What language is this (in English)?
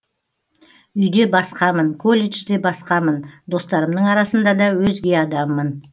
Kazakh